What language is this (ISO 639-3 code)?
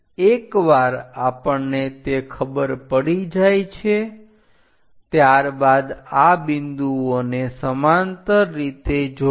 guj